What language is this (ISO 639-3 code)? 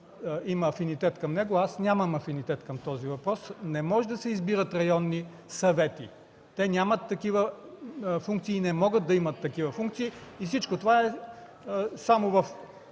bul